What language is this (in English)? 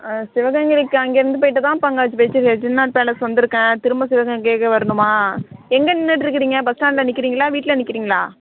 Tamil